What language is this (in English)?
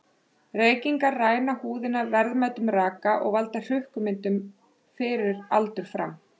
Icelandic